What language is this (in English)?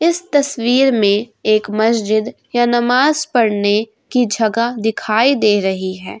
Hindi